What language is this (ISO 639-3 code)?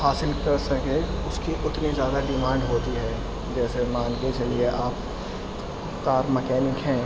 urd